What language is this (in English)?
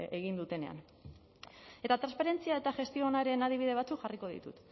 Basque